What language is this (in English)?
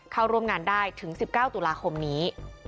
Thai